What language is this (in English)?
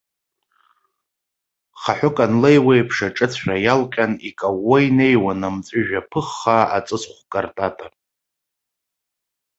Abkhazian